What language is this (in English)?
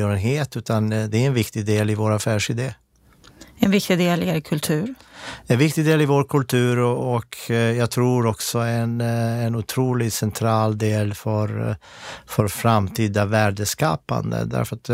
Swedish